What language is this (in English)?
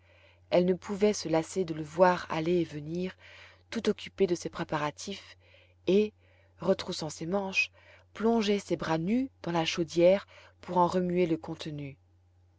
French